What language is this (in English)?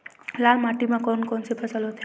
Chhattisgarhi